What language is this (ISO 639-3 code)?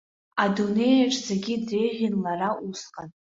abk